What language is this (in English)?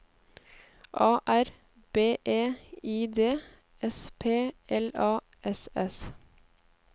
Norwegian